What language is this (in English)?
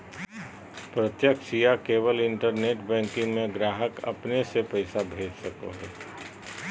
Magahi